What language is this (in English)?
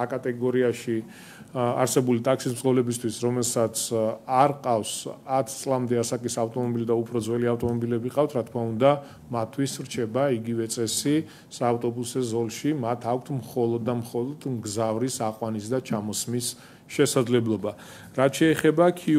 Romanian